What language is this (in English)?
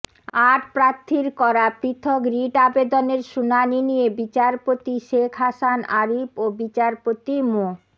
Bangla